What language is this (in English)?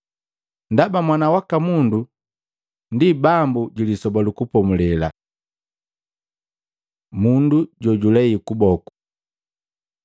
Matengo